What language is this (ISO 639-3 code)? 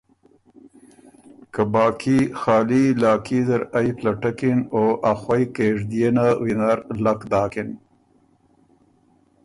oru